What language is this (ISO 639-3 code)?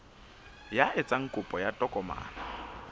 sot